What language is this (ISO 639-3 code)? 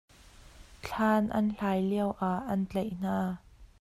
cnh